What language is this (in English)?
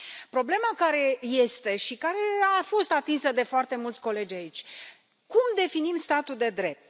Romanian